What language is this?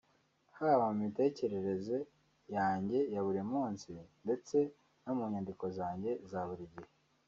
Kinyarwanda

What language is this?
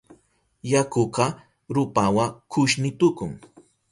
Southern Pastaza Quechua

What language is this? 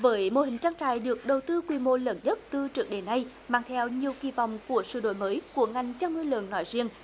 Vietnamese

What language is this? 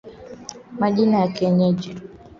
Swahili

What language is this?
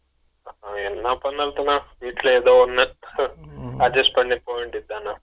Tamil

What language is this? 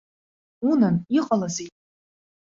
Abkhazian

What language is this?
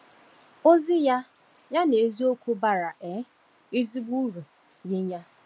Igbo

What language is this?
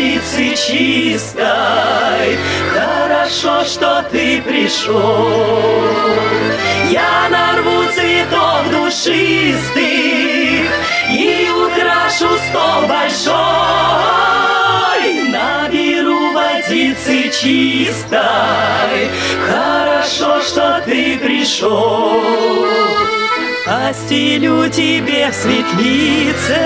Russian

